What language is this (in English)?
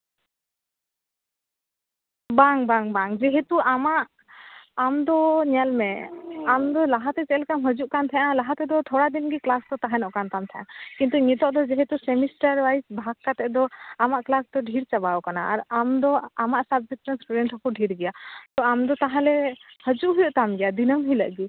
Santali